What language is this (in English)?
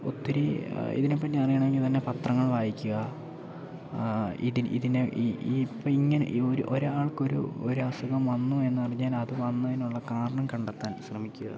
Malayalam